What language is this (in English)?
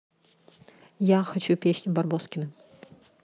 Russian